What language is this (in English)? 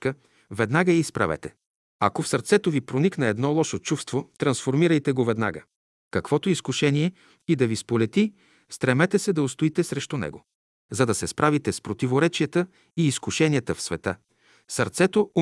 Bulgarian